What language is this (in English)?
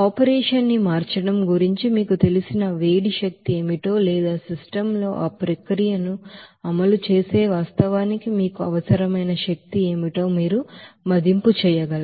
Telugu